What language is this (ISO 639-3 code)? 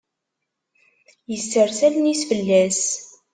kab